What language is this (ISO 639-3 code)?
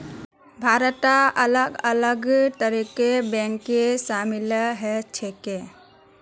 mag